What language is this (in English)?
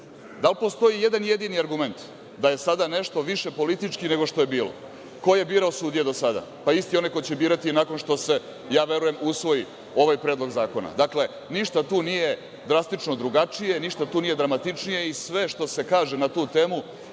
Serbian